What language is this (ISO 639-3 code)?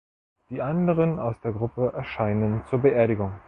deu